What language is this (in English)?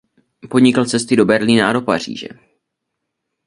Czech